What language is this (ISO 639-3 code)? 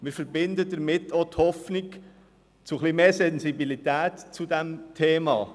gsw